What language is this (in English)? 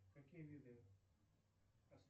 Russian